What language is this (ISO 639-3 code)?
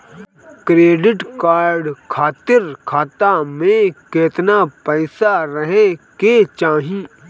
bho